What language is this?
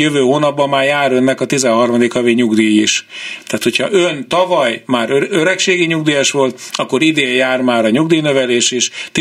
Hungarian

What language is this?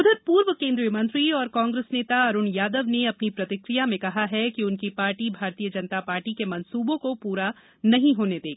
Hindi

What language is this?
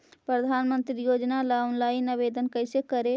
Magahi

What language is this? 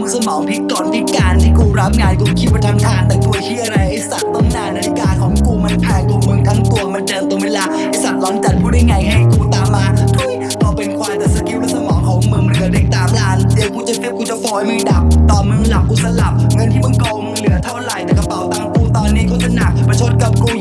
Thai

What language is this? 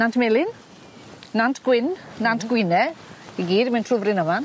Welsh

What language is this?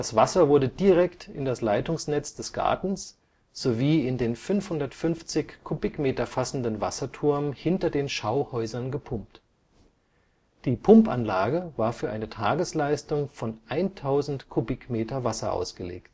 German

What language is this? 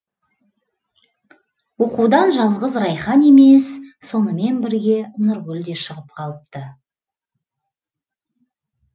Kazakh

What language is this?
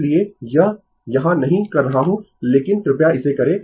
Hindi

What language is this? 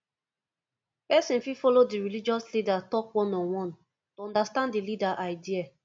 Nigerian Pidgin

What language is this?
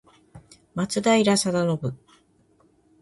Japanese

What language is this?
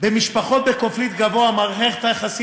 Hebrew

